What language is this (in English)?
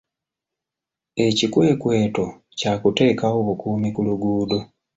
Ganda